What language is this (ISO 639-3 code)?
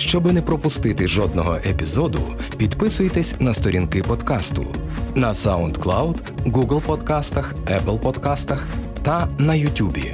ukr